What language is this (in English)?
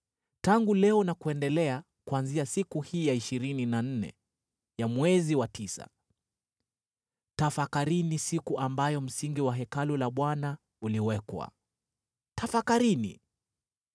Swahili